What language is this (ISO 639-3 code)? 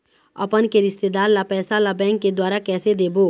hne